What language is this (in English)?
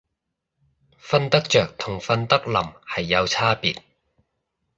Cantonese